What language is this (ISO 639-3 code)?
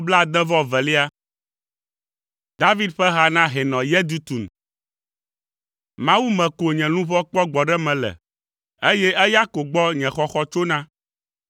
ewe